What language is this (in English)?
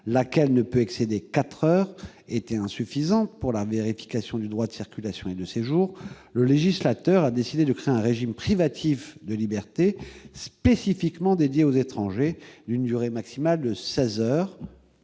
French